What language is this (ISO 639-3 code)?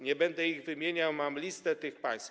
pol